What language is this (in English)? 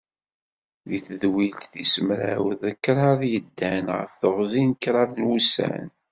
Kabyle